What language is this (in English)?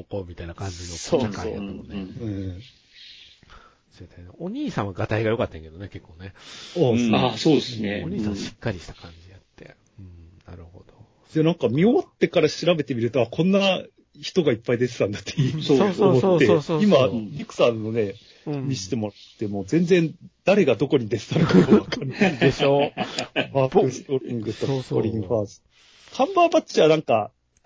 Japanese